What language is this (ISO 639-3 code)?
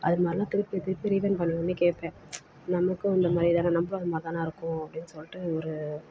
tam